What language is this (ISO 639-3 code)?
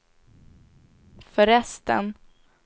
swe